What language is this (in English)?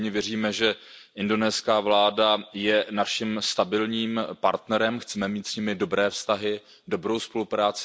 Czech